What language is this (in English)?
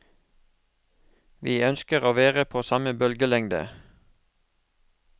Norwegian